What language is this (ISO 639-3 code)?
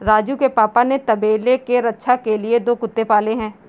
hin